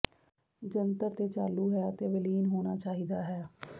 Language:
Punjabi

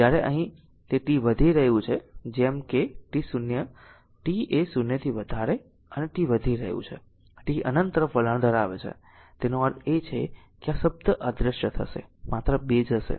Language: Gujarati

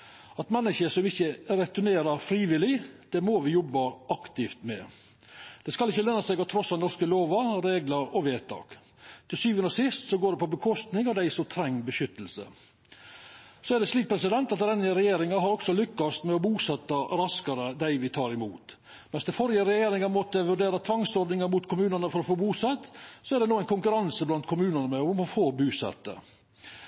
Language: Norwegian Nynorsk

